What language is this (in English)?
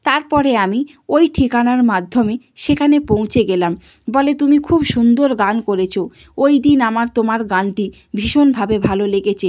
Bangla